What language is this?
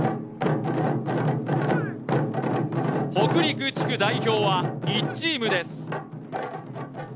Japanese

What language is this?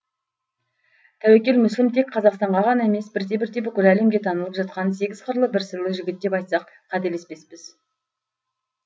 Kazakh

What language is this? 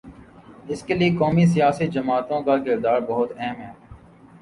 Urdu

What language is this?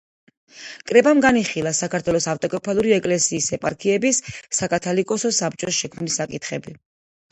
Georgian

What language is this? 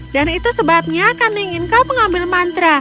Indonesian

